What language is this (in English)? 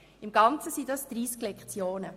Swiss German